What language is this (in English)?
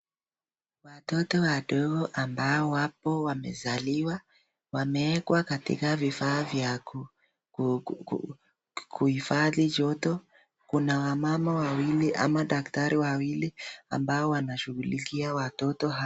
Swahili